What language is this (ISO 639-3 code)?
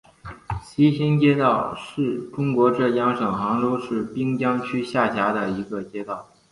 zho